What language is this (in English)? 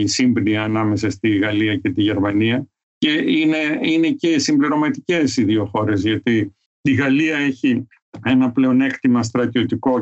Greek